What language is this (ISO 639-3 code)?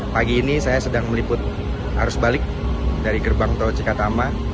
ind